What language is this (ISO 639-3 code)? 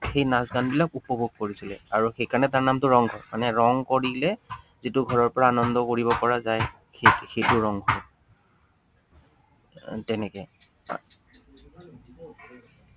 asm